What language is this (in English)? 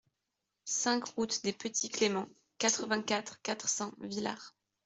French